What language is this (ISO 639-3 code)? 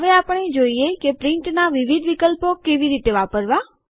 guj